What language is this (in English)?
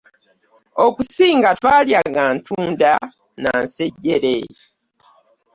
Ganda